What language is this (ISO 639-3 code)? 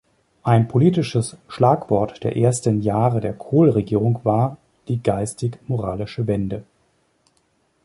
deu